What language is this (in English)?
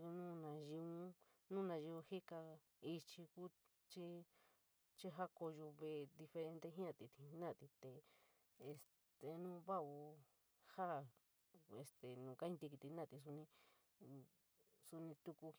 San Miguel El Grande Mixtec